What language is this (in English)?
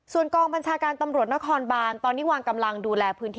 Thai